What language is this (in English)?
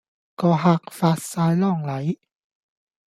Cantonese